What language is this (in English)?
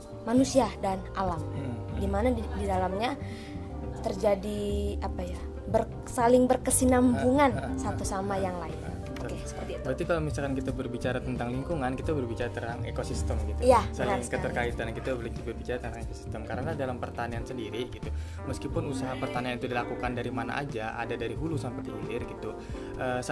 Indonesian